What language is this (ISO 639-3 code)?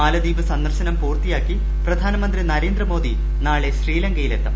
mal